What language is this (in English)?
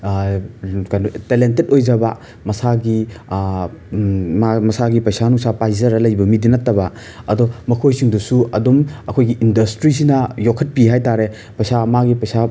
Manipuri